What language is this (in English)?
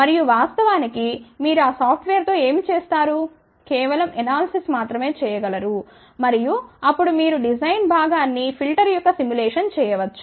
Telugu